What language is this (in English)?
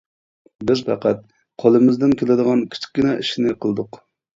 Uyghur